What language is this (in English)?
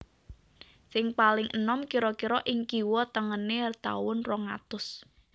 Javanese